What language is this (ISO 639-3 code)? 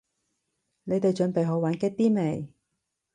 yue